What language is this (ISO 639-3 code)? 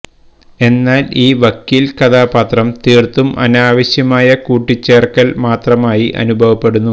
mal